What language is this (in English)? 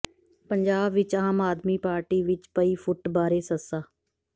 Punjabi